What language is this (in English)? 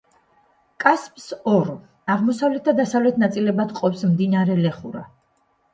Georgian